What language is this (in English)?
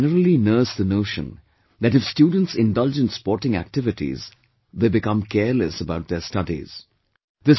English